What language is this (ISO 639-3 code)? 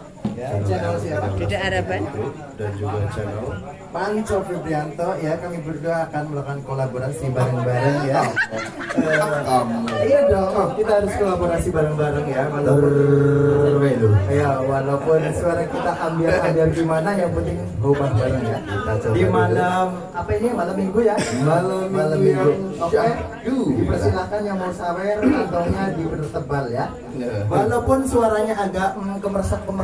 ind